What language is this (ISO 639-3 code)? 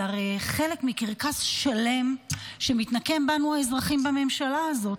heb